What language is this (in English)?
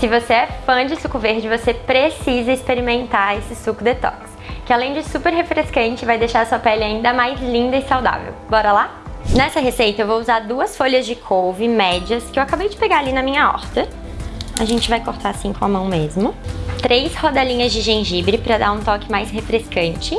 Portuguese